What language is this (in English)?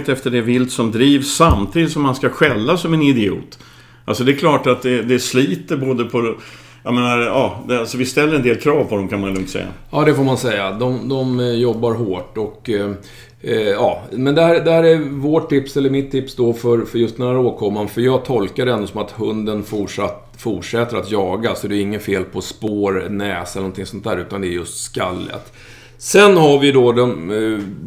Swedish